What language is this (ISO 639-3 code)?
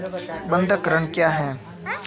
hin